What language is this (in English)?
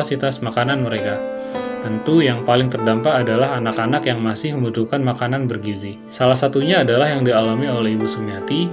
Indonesian